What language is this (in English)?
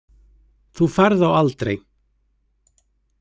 Icelandic